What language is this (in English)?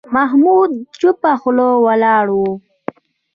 Pashto